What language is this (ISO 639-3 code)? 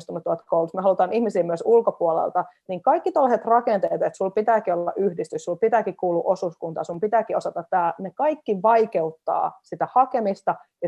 fin